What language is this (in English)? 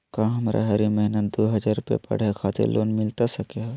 Magahi